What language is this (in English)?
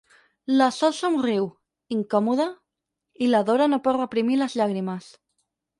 Catalan